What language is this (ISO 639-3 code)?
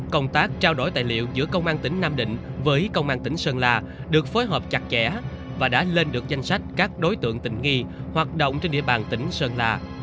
vie